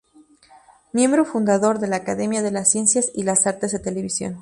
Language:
Spanish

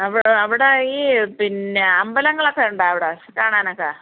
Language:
Malayalam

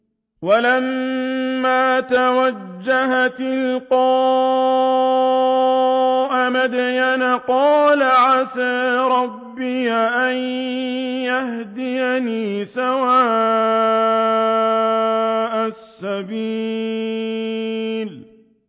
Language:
Arabic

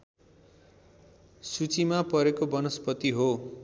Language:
Nepali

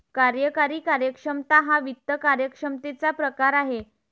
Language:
Marathi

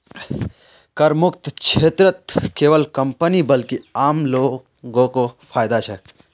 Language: Magahi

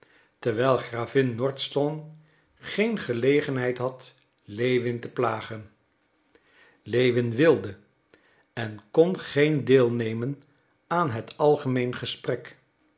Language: Dutch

